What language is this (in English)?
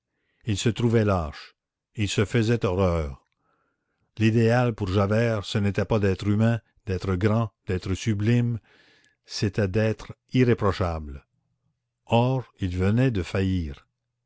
French